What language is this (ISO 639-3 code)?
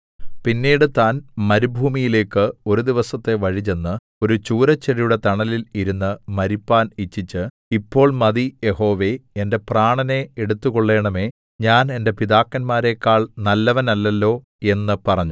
mal